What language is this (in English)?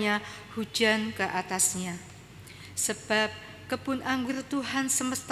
Indonesian